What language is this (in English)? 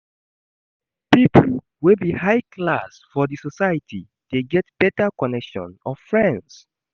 Nigerian Pidgin